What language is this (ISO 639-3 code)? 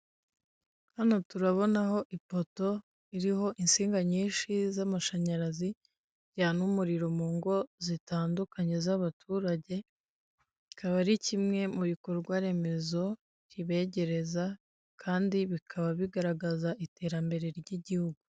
kin